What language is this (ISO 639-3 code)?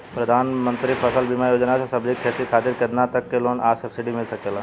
bho